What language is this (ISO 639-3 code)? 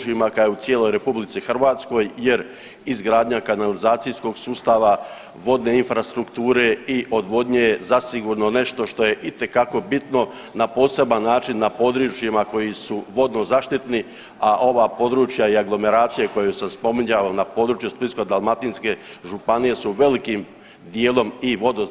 hrv